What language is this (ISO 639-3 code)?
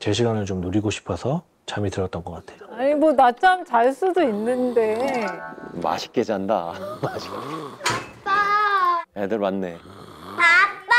kor